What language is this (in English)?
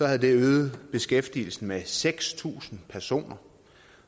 Danish